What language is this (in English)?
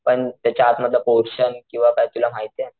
Marathi